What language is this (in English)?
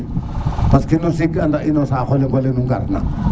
Serer